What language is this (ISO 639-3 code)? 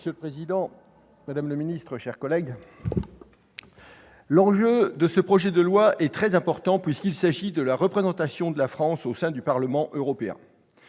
fra